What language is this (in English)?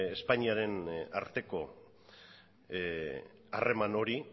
Basque